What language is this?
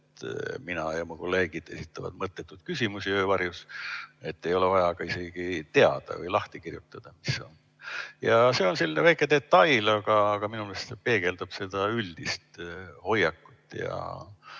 Estonian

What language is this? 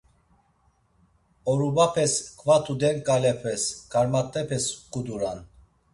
Laz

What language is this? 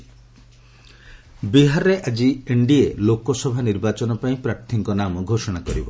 Odia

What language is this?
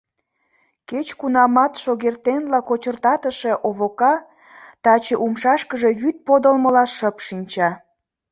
Mari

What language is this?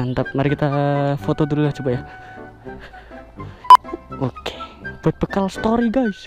Indonesian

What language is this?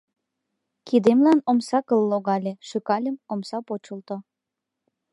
Mari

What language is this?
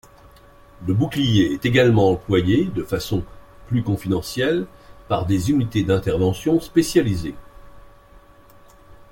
French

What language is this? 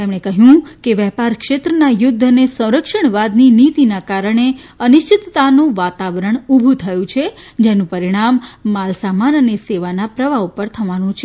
Gujarati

